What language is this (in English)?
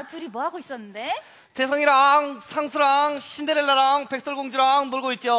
Korean